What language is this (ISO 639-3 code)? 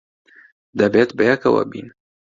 ckb